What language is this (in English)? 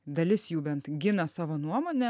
Lithuanian